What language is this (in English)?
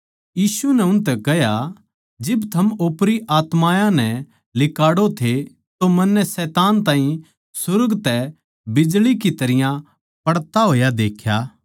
Haryanvi